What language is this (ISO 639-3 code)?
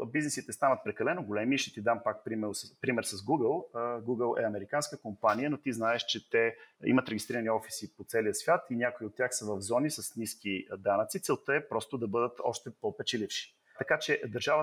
bul